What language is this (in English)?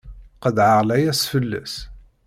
Kabyle